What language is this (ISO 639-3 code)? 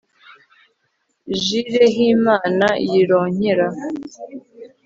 kin